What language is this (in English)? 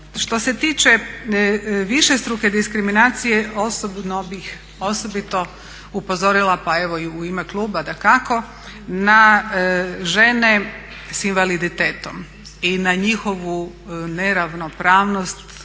Croatian